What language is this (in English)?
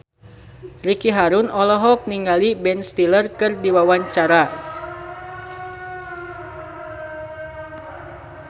Sundanese